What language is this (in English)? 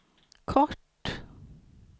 Swedish